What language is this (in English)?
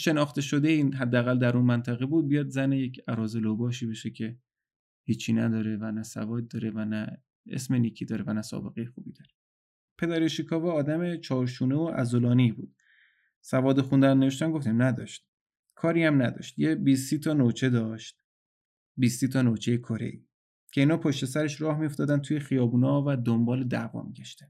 Persian